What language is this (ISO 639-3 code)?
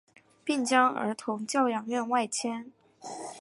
zho